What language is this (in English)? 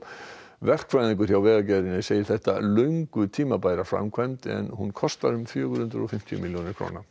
Icelandic